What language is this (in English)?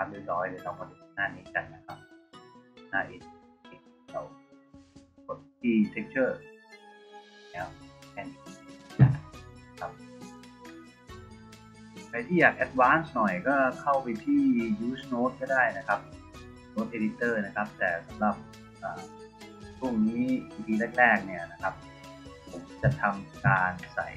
Thai